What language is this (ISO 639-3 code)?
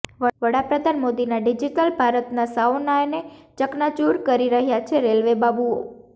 guj